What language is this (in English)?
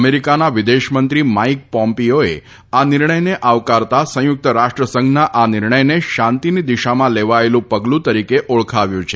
Gujarati